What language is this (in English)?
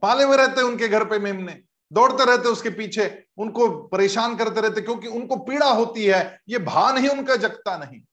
Hindi